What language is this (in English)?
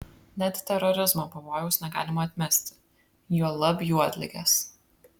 Lithuanian